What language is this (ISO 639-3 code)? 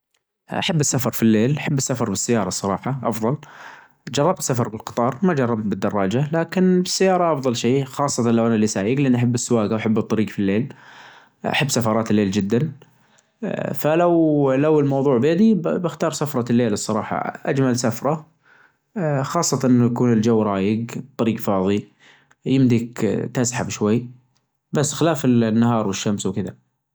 ars